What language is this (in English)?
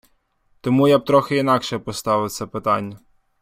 Ukrainian